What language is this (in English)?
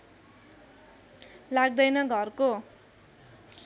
Nepali